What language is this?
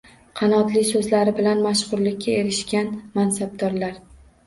Uzbek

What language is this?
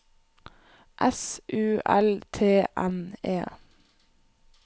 Norwegian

